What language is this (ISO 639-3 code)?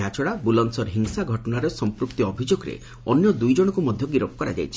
ori